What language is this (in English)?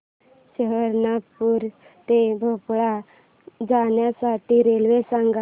Marathi